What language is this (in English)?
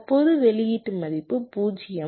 Tamil